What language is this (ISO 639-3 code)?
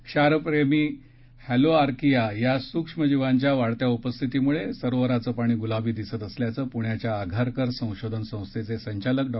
mar